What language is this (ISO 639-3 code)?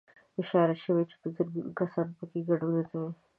pus